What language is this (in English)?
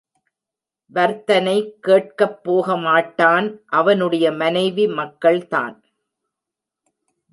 Tamil